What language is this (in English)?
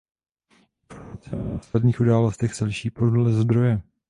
Czech